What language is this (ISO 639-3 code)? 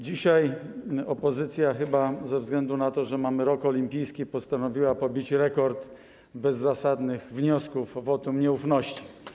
pol